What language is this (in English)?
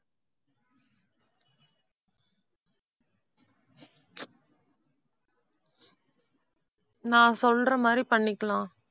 Tamil